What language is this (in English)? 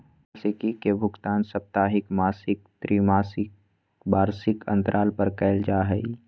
Magahi